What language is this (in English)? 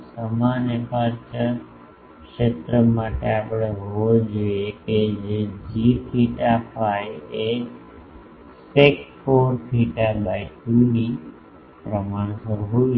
Gujarati